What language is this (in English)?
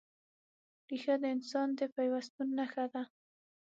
Pashto